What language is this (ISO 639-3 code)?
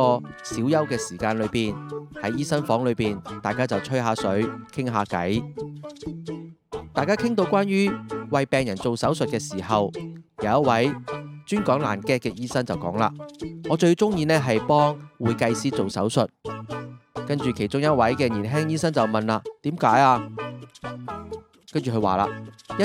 zho